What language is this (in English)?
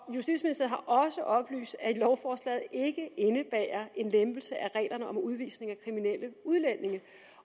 Danish